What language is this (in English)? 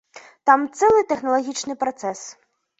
Belarusian